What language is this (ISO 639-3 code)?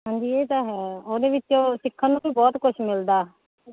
pan